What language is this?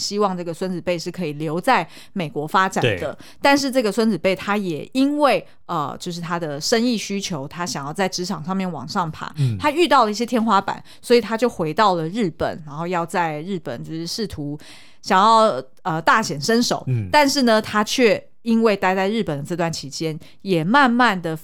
Chinese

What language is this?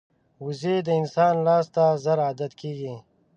Pashto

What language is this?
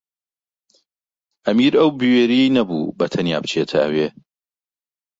Central Kurdish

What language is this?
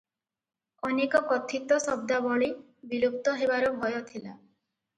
Odia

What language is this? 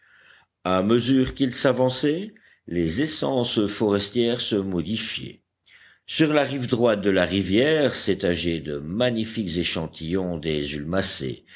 French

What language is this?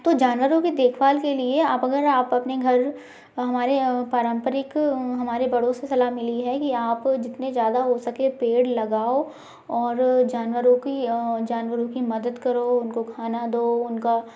Hindi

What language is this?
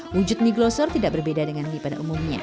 Indonesian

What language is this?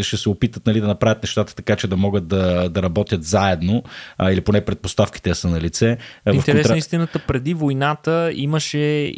Bulgarian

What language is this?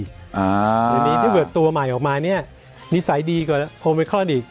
Thai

